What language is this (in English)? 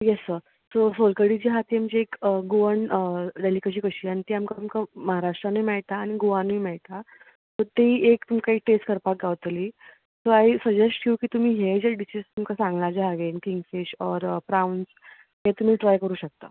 Konkani